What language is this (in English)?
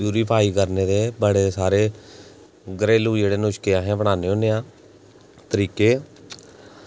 Dogri